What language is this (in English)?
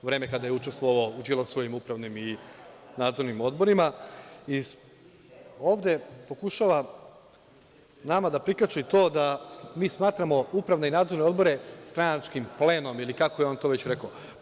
Serbian